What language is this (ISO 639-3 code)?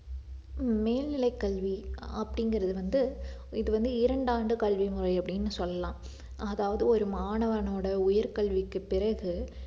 tam